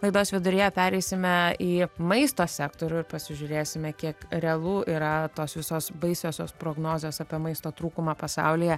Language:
Lithuanian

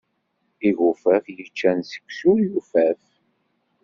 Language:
Kabyle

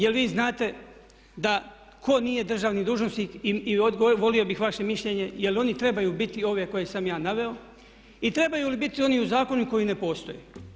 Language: Croatian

